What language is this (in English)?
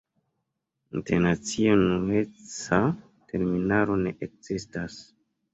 Esperanto